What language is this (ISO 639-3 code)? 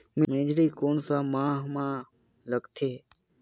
hne